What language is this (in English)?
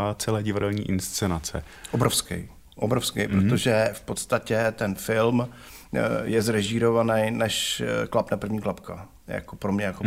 Czech